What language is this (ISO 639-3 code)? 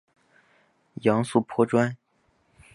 zho